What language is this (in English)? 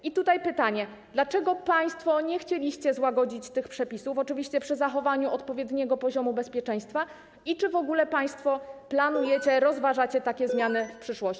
Polish